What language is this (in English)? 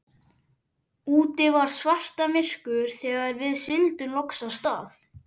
Icelandic